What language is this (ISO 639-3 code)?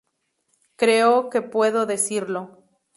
spa